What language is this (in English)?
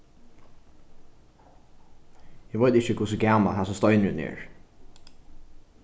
Faroese